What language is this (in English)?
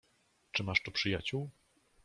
Polish